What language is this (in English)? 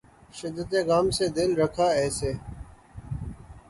Urdu